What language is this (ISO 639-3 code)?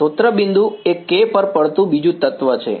guj